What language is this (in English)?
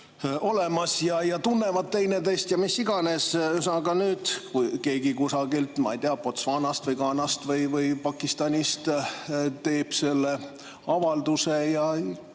Estonian